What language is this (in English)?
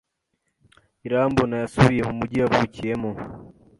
Kinyarwanda